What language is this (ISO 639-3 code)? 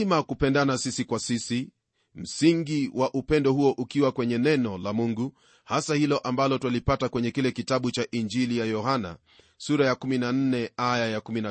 swa